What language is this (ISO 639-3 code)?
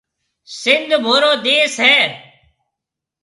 mve